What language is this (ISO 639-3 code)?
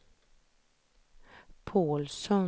swe